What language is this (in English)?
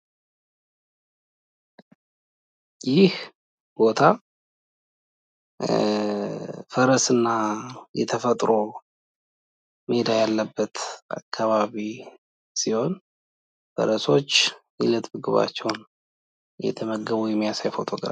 Amharic